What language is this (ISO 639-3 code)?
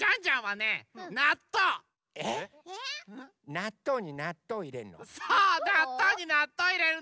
jpn